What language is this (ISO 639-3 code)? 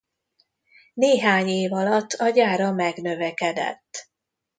hun